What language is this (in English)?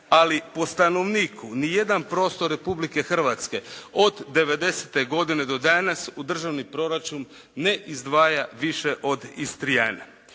Croatian